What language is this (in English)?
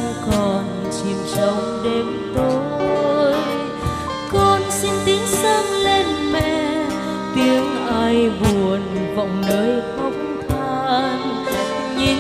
Thai